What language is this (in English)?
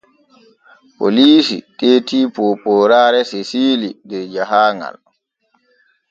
Borgu Fulfulde